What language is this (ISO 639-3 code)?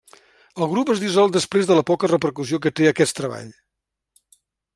cat